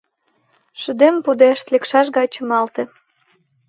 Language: Mari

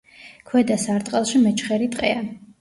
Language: Georgian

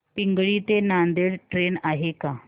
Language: Marathi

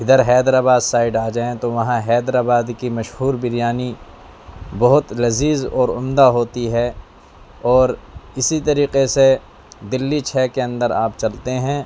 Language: Urdu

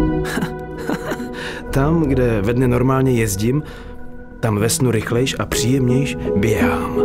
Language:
Czech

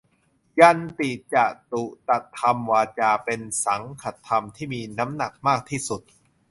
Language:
Thai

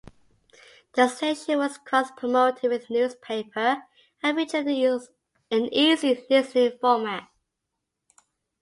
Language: English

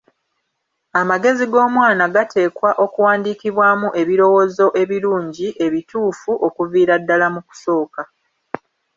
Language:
Ganda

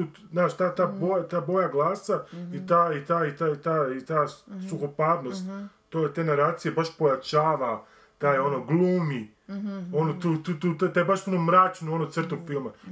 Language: Croatian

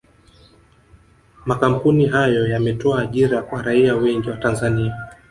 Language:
Swahili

